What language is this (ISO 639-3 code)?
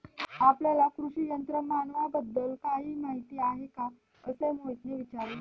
mar